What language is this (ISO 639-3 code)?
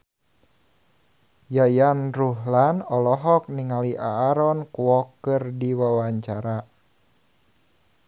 sun